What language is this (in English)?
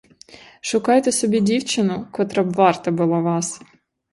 Ukrainian